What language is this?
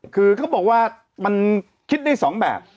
Thai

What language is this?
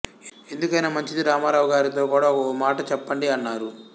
Telugu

